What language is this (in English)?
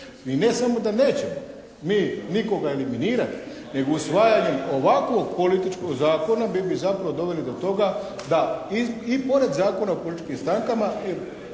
Croatian